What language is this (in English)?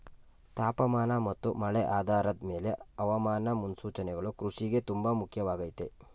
Kannada